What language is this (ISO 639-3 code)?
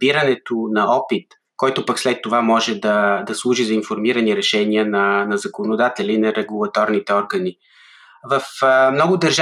bul